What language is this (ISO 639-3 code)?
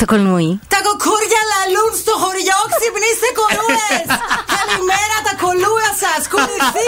ell